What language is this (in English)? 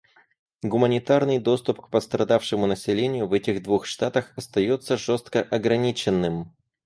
Russian